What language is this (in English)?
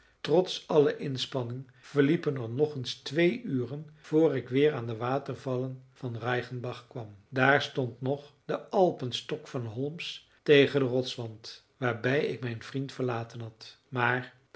Dutch